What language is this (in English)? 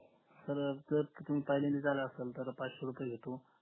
Marathi